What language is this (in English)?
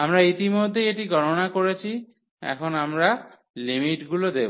Bangla